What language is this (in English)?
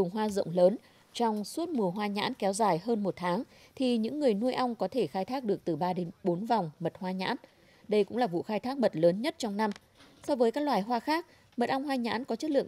Vietnamese